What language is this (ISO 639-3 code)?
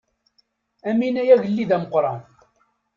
kab